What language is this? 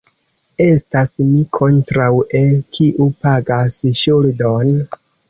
Esperanto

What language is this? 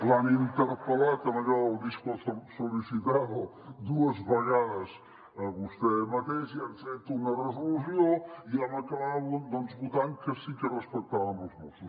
Catalan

